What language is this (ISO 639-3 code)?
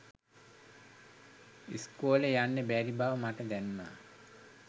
sin